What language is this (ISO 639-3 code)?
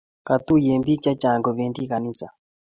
kln